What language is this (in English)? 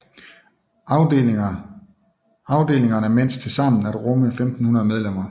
Danish